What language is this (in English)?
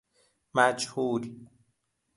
Persian